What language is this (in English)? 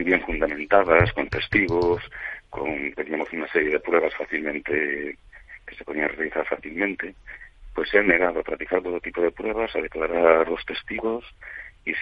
Spanish